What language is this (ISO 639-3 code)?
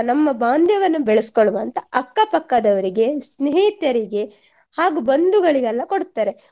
kan